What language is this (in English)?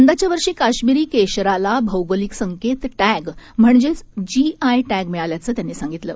Marathi